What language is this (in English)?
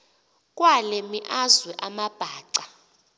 Xhosa